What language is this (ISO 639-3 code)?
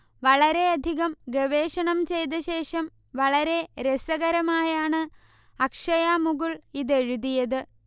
mal